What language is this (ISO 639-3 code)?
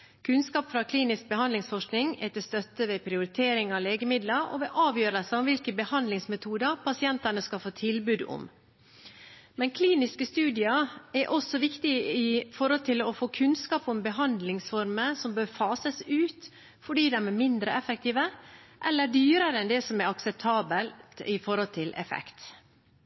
nob